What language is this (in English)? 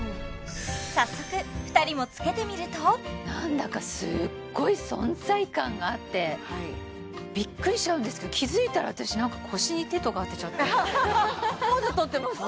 Japanese